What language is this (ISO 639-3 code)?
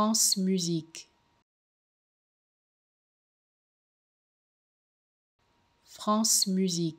fra